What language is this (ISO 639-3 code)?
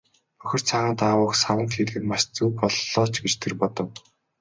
mon